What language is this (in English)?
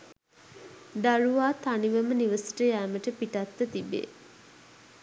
Sinhala